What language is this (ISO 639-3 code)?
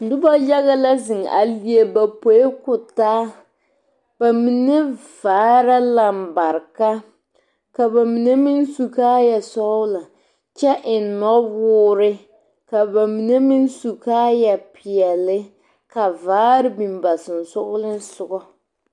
dga